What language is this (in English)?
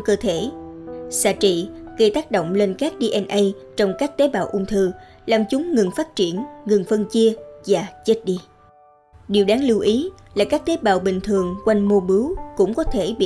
Vietnamese